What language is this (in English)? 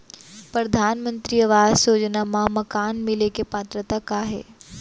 Chhattisgarhi